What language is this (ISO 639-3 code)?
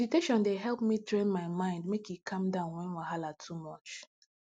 pcm